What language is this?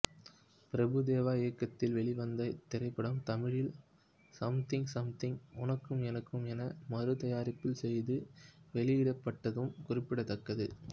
Tamil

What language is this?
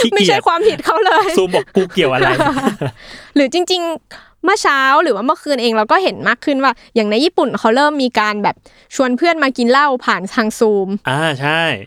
Thai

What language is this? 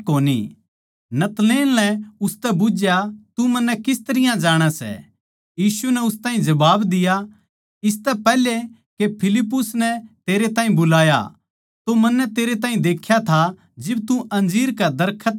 Haryanvi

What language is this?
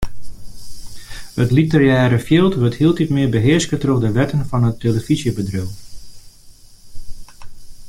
Western Frisian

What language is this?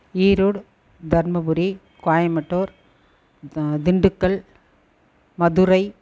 Tamil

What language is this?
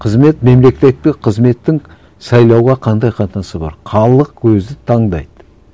Kazakh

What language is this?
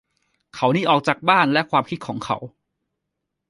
Thai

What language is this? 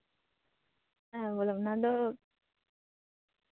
Santali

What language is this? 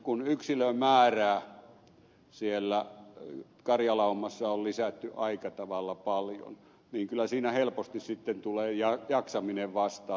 Finnish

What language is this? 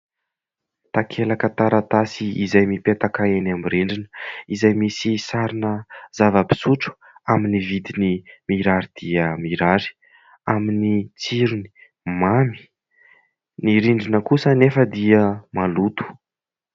Malagasy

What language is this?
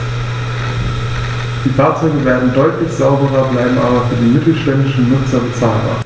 German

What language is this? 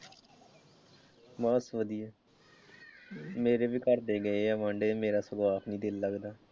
Punjabi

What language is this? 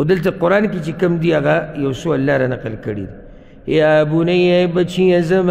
Arabic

